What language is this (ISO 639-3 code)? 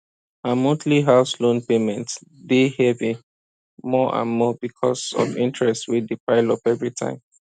pcm